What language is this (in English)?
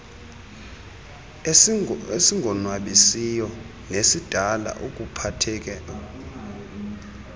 Xhosa